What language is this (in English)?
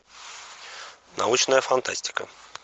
Russian